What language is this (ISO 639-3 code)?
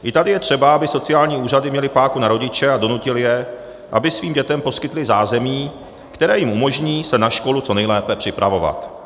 ces